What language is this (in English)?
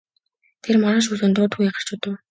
Mongolian